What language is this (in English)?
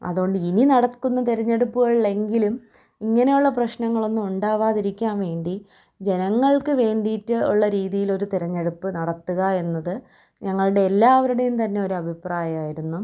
Malayalam